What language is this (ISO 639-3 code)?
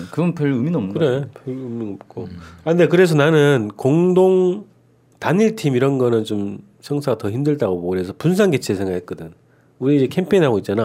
kor